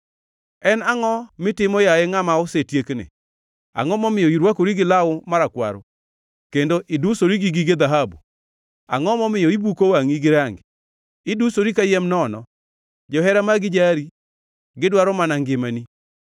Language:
Luo (Kenya and Tanzania)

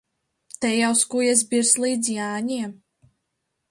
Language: Latvian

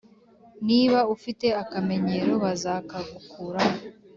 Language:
Kinyarwanda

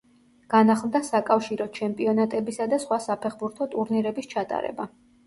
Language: Georgian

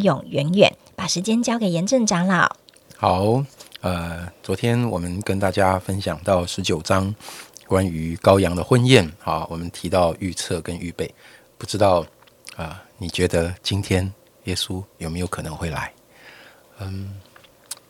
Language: Chinese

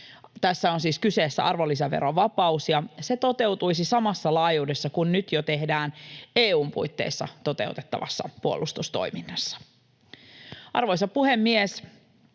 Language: Finnish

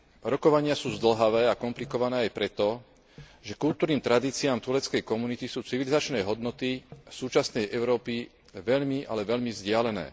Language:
Slovak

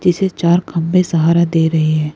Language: Hindi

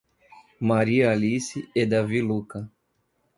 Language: Portuguese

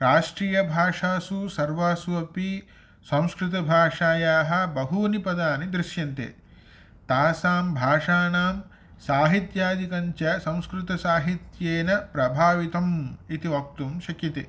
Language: Sanskrit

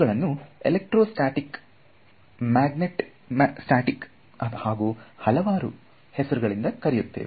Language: Kannada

